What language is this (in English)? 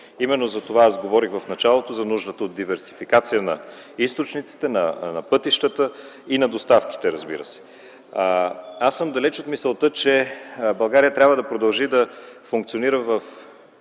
Bulgarian